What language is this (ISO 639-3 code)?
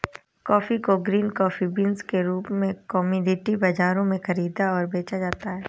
hin